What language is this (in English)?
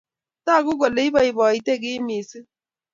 Kalenjin